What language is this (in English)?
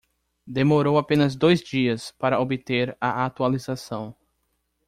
Portuguese